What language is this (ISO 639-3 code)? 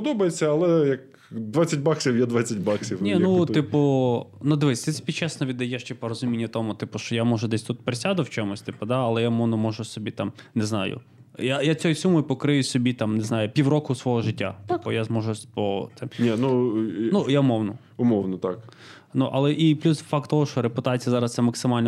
ukr